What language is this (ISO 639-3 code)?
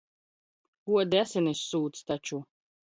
lav